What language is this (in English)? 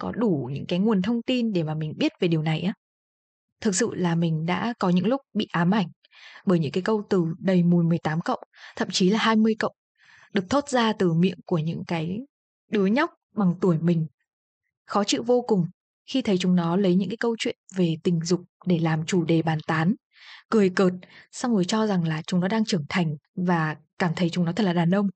Vietnamese